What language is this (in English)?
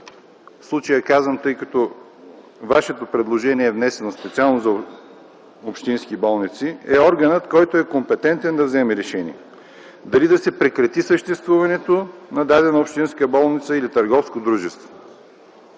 Bulgarian